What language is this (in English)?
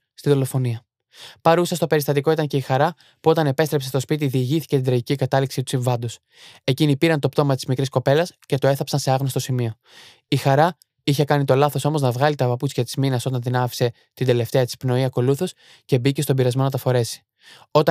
Greek